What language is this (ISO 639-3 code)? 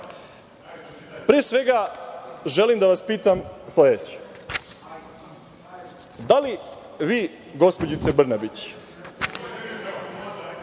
srp